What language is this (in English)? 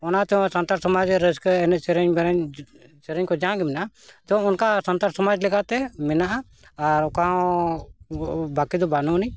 Santali